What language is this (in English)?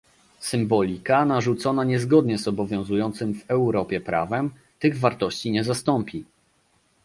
Polish